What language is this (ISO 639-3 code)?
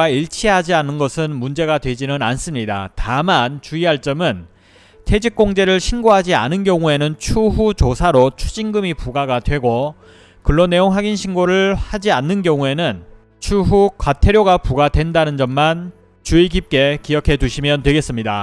kor